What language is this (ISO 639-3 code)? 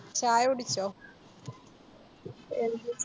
mal